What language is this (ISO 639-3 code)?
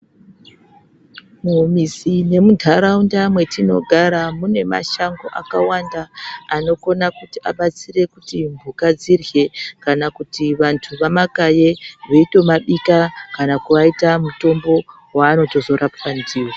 ndc